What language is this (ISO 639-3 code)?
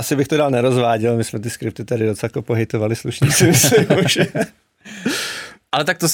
ces